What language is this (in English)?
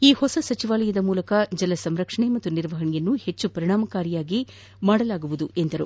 Kannada